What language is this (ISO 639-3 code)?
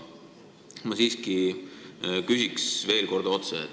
est